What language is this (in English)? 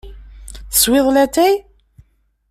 Kabyle